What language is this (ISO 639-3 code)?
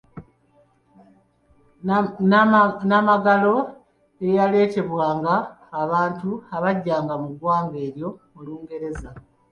lug